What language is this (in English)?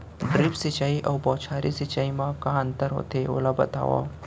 Chhattisgarhi